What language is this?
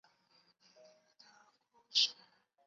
Chinese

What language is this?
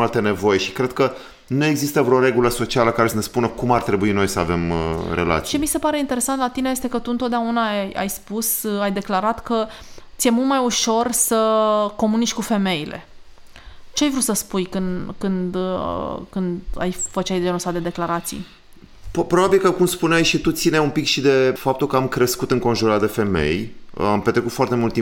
Romanian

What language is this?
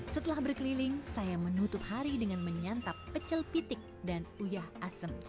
Indonesian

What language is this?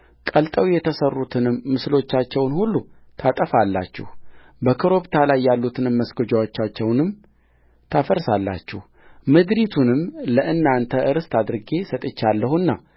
Amharic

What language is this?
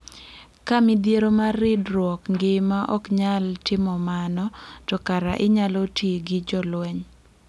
Luo (Kenya and Tanzania)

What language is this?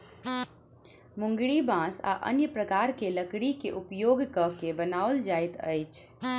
Maithili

